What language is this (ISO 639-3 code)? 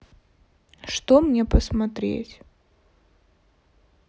rus